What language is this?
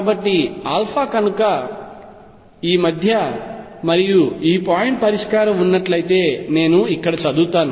Telugu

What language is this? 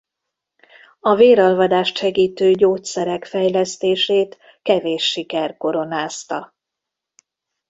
Hungarian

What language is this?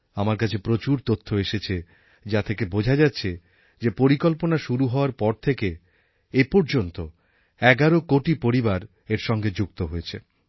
Bangla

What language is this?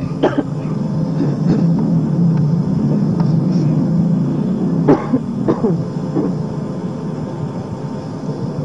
Arabic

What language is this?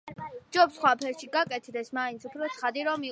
Georgian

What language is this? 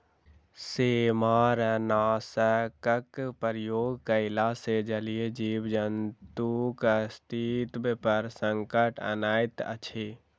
Maithili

